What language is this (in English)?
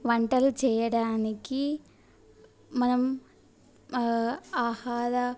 Telugu